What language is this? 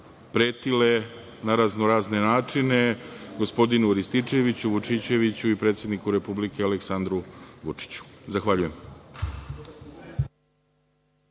Serbian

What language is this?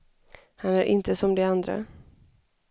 Swedish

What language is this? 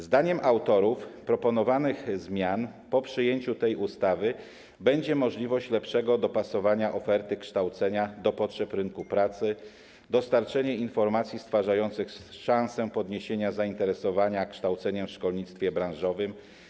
Polish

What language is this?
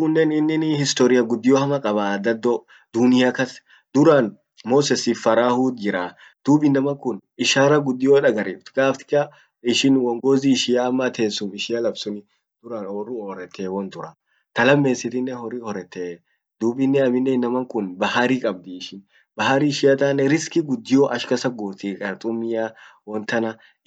Orma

